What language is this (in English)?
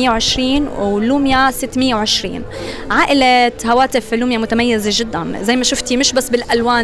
Arabic